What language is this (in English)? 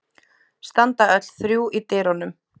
Icelandic